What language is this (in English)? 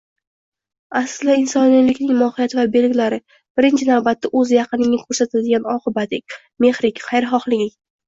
Uzbek